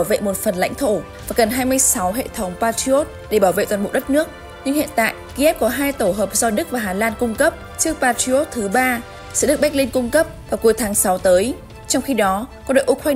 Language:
Vietnamese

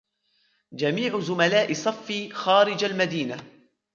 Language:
Arabic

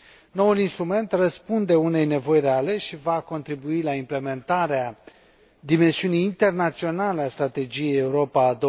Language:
Romanian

